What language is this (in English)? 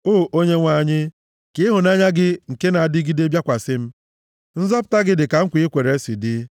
Igbo